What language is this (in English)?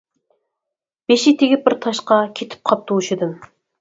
Uyghur